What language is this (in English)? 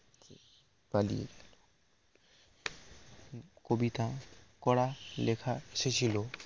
Bangla